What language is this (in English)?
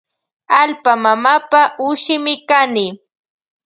Loja Highland Quichua